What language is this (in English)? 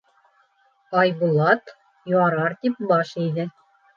Bashkir